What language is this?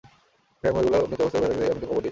Bangla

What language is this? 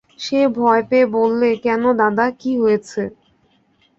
Bangla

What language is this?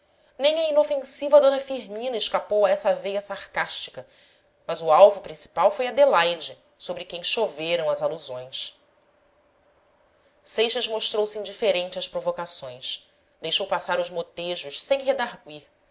Portuguese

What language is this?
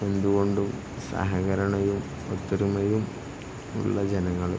Malayalam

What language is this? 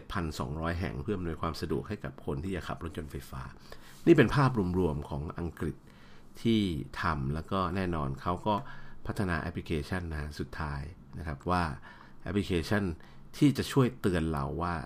Thai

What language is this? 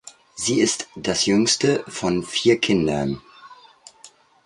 German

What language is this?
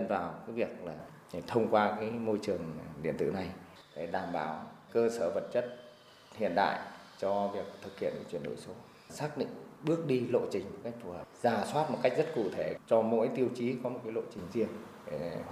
Vietnamese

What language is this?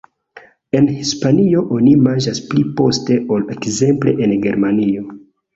Esperanto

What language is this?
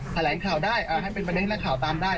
Thai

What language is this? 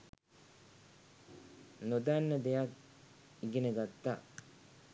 Sinhala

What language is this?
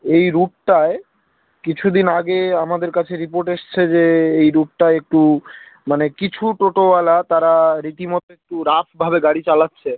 Bangla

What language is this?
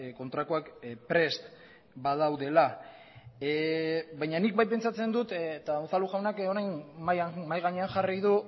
Basque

